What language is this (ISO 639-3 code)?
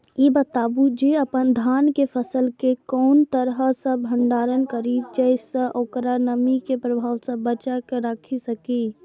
mai